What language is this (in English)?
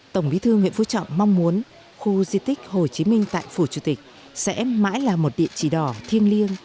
Vietnamese